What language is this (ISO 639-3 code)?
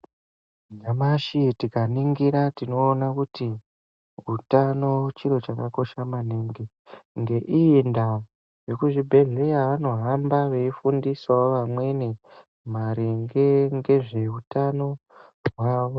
ndc